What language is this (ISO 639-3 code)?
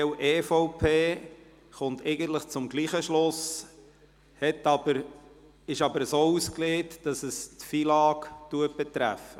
gsw